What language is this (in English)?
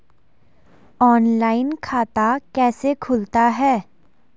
Hindi